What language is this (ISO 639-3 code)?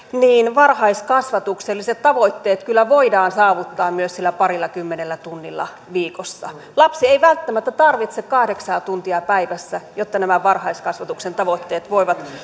fin